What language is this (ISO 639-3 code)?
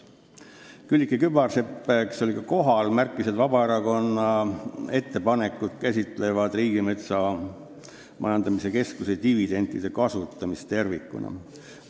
est